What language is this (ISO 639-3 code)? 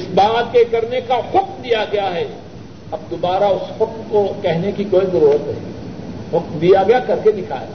urd